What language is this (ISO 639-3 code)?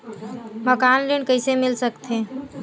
hne